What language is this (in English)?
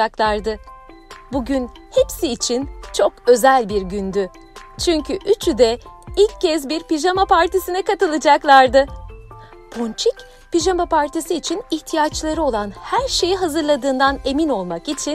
Turkish